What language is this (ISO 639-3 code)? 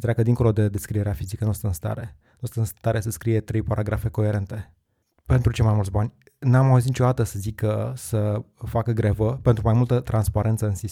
ron